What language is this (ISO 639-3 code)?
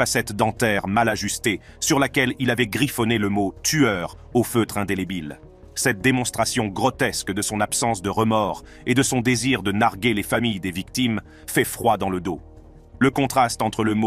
fra